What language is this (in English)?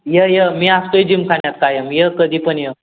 Marathi